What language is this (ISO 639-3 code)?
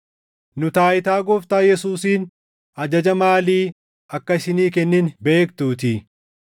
orm